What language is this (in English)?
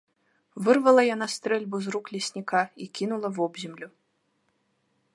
Belarusian